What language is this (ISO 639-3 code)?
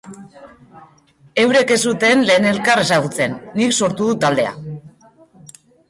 eus